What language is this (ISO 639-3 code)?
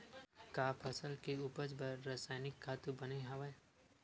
hne